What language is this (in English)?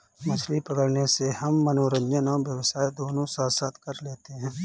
Hindi